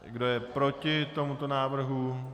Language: Czech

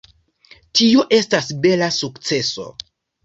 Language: Esperanto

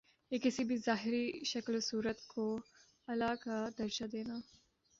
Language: Urdu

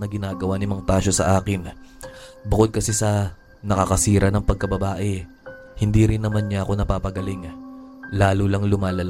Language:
Filipino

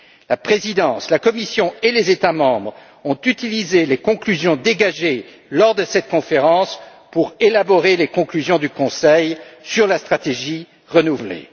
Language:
French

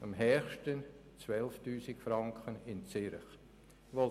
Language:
Swiss German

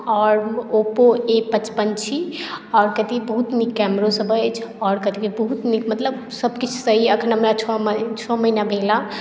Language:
Maithili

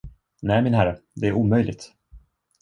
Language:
Swedish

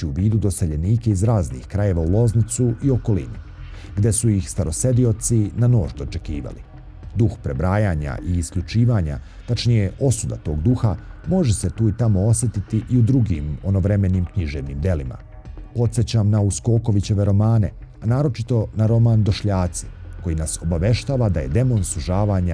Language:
Croatian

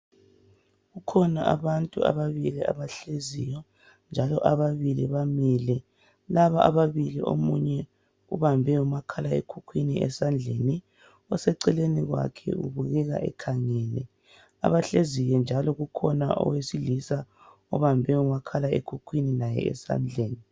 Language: North Ndebele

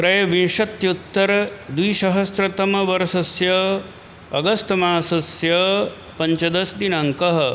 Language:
Sanskrit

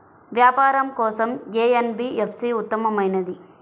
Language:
Telugu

